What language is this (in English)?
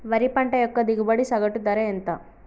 Telugu